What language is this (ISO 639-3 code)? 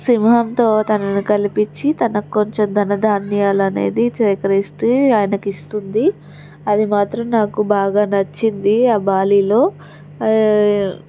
tel